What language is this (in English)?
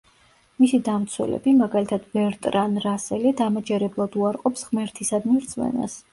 Georgian